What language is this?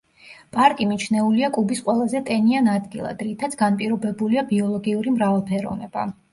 Georgian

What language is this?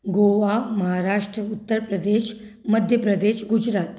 Konkani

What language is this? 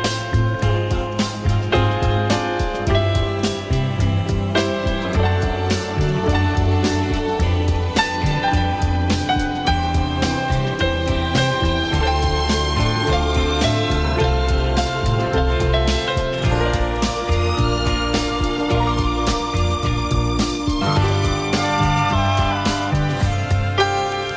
Vietnamese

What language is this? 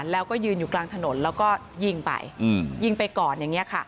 Thai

